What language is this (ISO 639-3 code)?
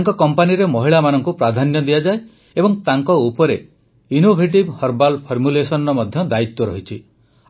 ori